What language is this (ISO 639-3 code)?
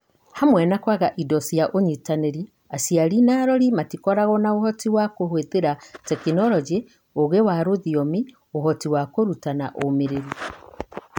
kik